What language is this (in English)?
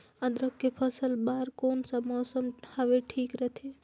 Chhattisgarhi